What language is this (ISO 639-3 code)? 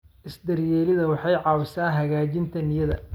som